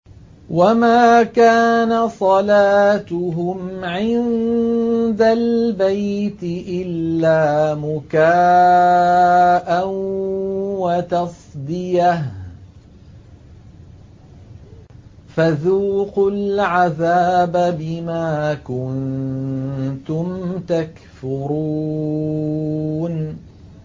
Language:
Arabic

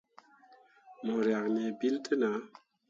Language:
Mundang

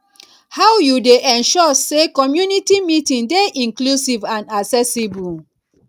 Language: Nigerian Pidgin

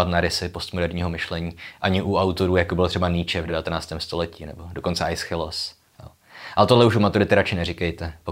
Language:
Czech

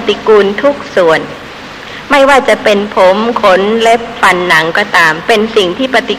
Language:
Thai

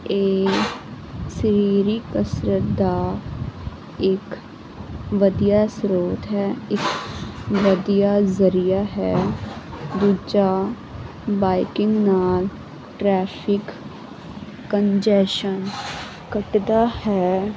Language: Punjabi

